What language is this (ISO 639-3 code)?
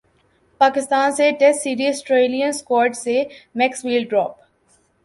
urd